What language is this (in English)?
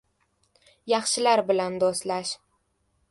Uzbek